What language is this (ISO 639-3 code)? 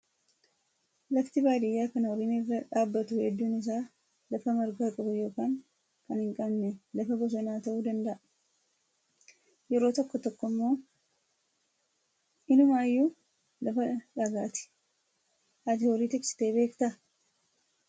orm